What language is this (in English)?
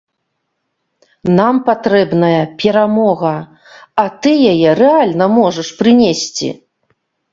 Belarusian